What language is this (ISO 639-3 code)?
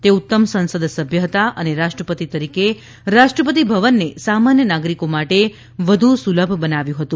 guj